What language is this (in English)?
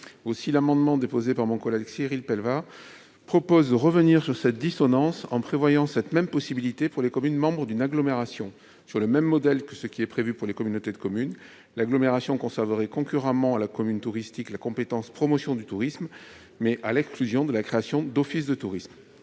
French